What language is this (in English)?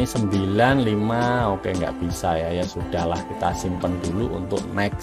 Indonesian